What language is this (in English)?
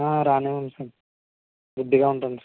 Telugu